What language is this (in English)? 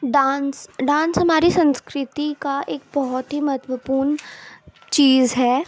Urdu